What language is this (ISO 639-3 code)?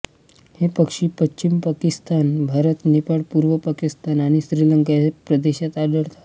mar